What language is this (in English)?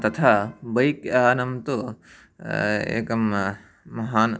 Sanskrit